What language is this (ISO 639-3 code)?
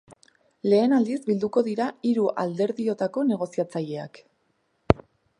eus